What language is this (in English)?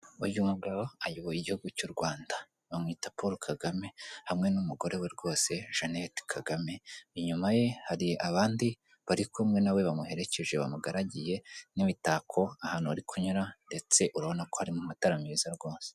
Kinyarwanda